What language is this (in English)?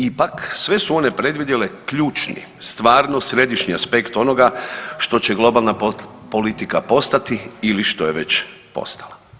Croatian